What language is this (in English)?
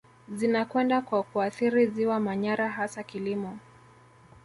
Swahili